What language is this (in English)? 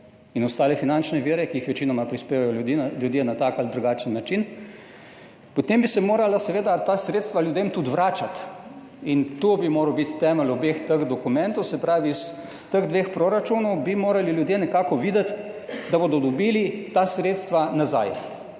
Slovenian